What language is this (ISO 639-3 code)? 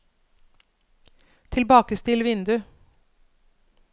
nor